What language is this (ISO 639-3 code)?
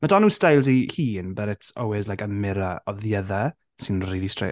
cym